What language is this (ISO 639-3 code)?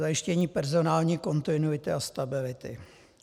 ces